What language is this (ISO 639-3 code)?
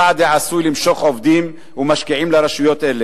heb